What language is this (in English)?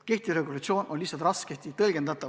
Estonian